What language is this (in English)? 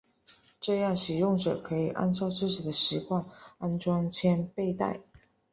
Chinese